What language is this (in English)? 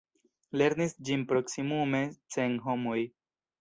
Esperanto